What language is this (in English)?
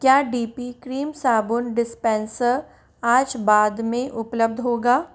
Hindi